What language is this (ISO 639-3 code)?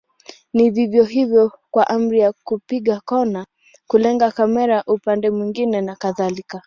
swa